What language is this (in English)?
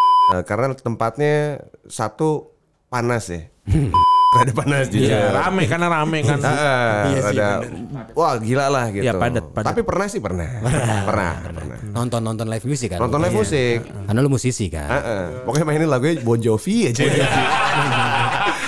Indonesian